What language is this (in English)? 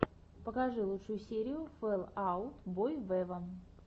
Russian